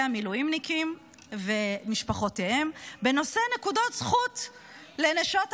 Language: Hebrew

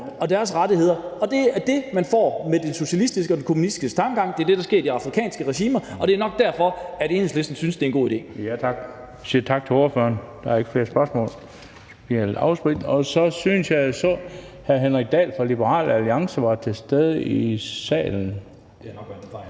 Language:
Danish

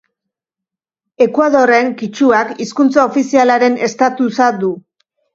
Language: Basque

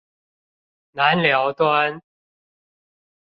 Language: Chinese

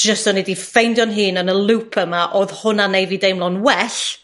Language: Welsh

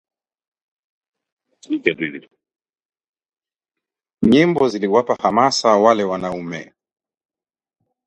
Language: Swahili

